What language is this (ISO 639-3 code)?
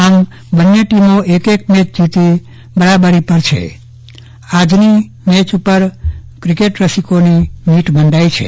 guj